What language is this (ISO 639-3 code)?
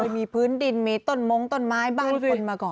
tha